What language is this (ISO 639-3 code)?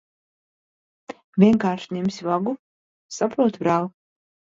lav